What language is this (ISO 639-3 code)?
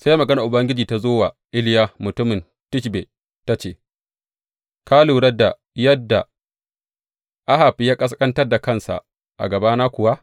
hau